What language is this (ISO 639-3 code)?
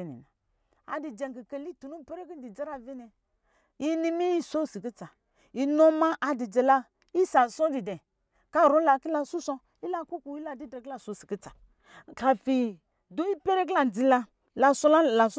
mgi